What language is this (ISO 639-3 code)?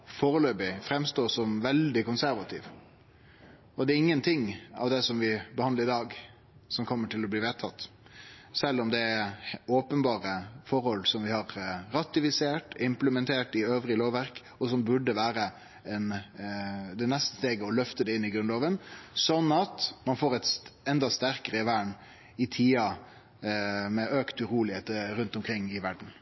nno